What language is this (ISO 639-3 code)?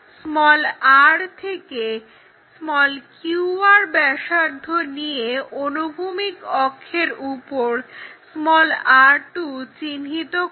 ben